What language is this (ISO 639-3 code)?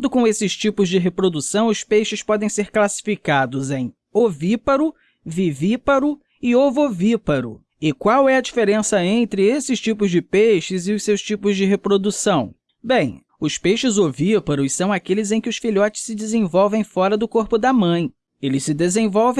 por